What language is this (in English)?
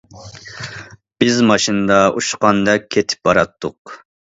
Uyghur